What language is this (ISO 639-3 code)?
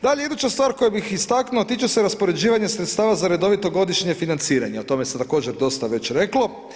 hrv